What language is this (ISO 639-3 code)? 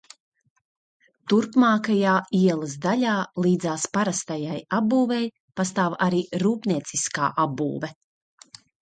lav